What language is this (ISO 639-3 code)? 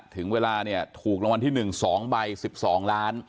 tha